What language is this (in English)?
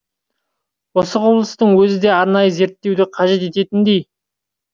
Kazakh